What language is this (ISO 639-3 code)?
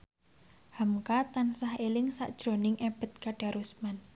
jav